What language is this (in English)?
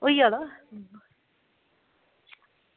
Dogri